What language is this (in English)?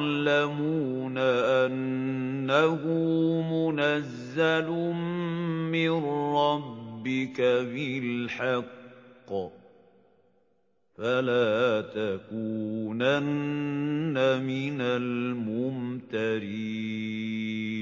Arabic